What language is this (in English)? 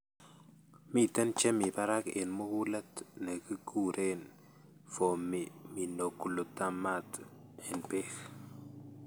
Kalenjin